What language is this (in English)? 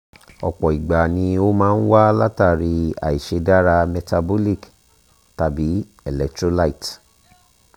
Yoruba